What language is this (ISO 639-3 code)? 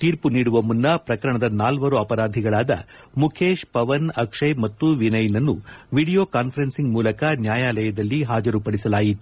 kan